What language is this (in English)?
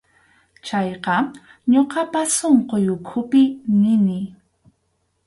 Arequipa-La Unión Quechua